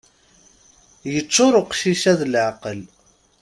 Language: Kabyle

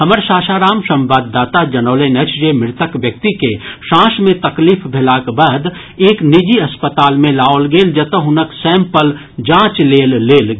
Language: Maithili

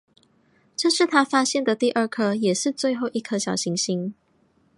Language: Chinese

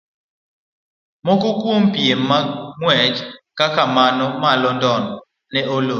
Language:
Luo (Kenya and Tanzania)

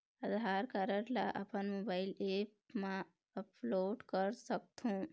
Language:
Chhattisgarhi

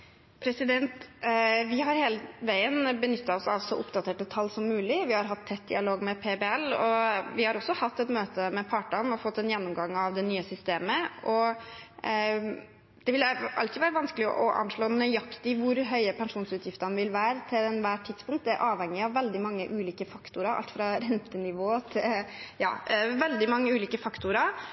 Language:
Norwegian Bokmål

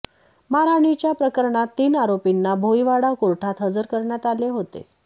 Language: Marathi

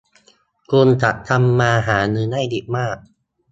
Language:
Thai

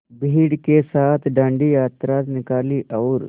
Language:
Hindi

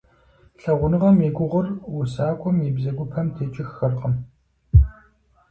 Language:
Kabardian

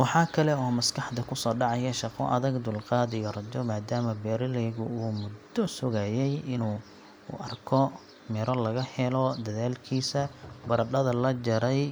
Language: Somali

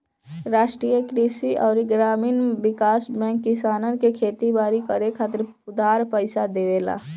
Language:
Bhojpuri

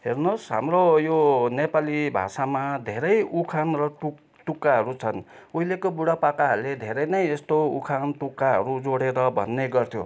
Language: Nepali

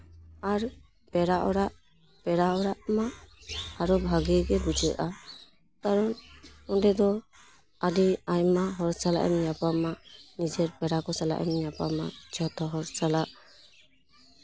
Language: Santali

